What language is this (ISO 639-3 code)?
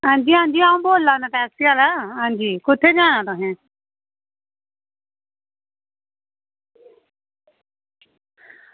doi